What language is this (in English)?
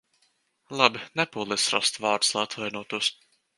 Latvian